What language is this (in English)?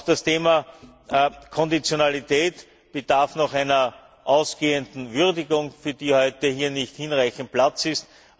German